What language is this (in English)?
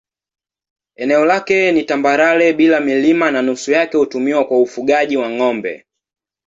Swahili